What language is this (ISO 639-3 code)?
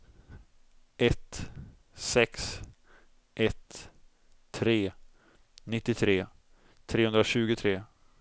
swe